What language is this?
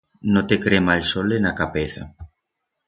Aragonese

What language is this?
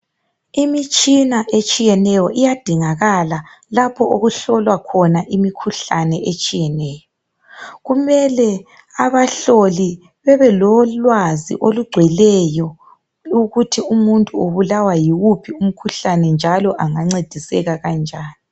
North Ndebele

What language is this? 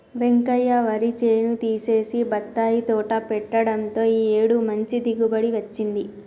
Telugu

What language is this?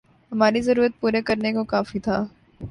Urdu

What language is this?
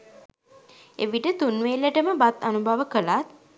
Sinhala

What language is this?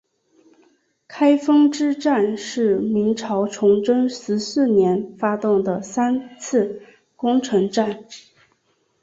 Chinese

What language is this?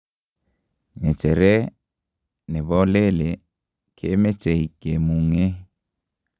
Kalenjin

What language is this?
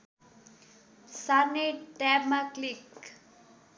Nepali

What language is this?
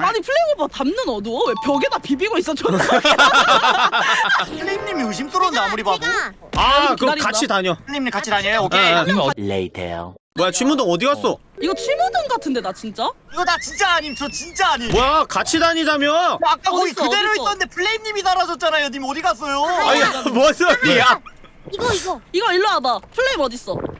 Korean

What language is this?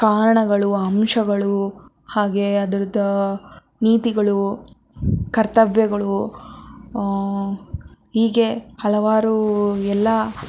Kannada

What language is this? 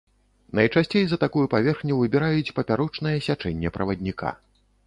Belarusian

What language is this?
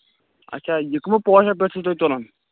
Kashmiri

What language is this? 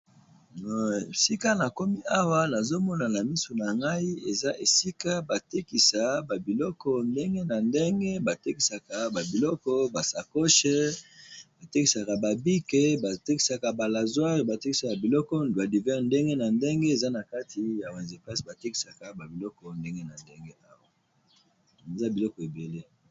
Lingala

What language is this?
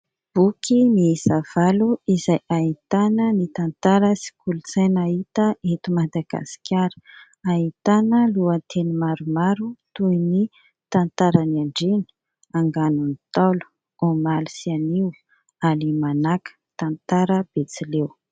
Malagasy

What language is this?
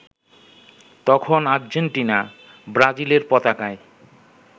Bangla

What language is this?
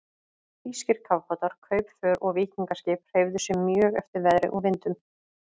Icelandic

